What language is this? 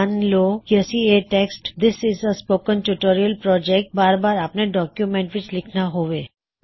Punjabi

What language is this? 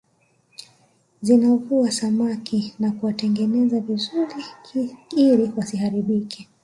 Swahili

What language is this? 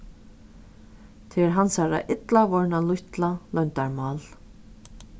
Faroese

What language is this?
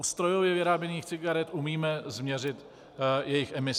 Czech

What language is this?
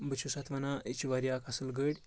Kashmiri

